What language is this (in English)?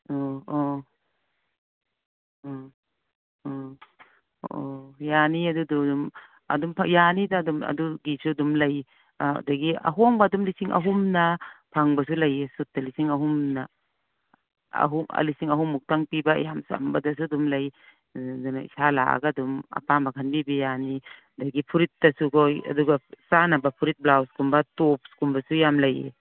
Manipuri